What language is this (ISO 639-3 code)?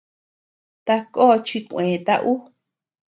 cux